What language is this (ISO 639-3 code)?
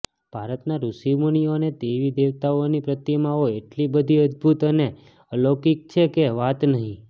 guj